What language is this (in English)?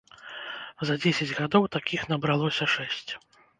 Belarusian